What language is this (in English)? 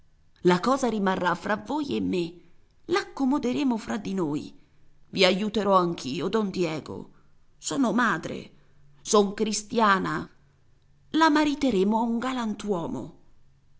Italian